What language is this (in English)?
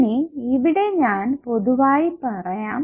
Malayalam